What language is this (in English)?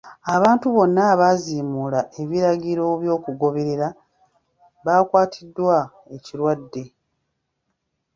Ganda